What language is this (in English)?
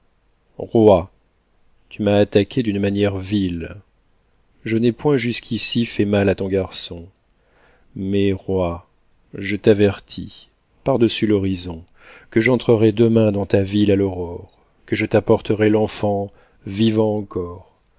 French